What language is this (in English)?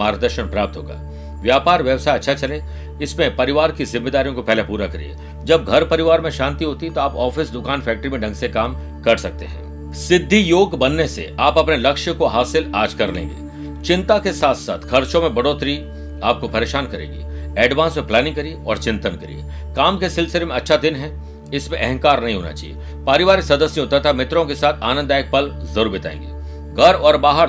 Hindi